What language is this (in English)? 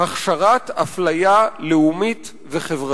Hebrew